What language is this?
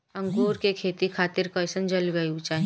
Bhojpuri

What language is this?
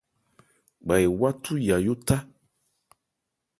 Ebrié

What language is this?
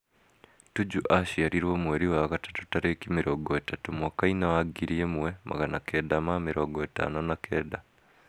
Kikuyu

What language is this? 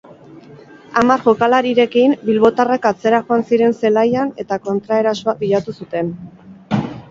Basque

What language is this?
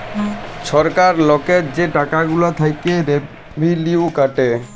Bangla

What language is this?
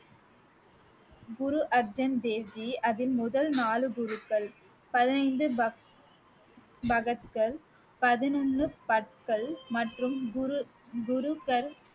Tamil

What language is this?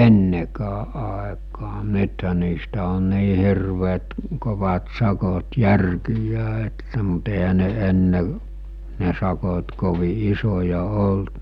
Finnish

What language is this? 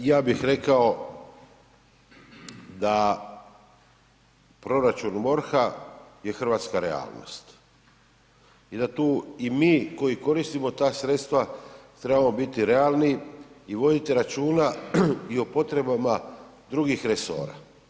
Croatian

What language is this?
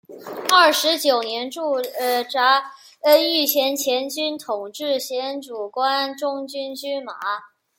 Chinese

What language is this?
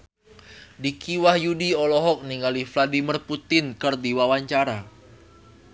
Sundanese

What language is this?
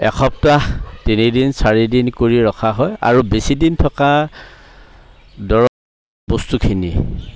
Assamese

